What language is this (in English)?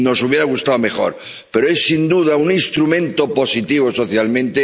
Spanish